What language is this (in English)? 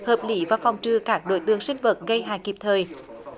Vietnamese